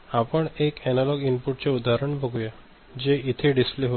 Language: Marathi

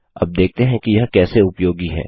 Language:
Hindi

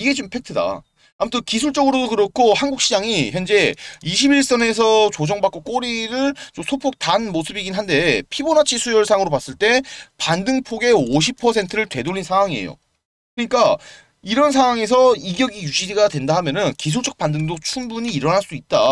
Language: Korean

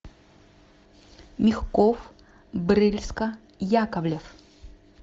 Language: Russian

